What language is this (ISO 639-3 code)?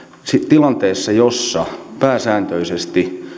fin